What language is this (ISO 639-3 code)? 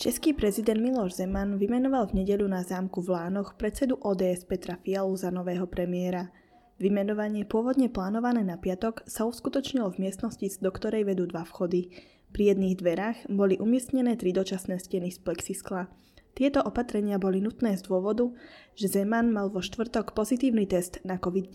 slk